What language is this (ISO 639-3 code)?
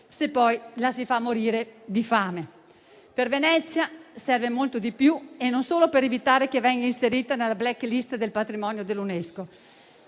ita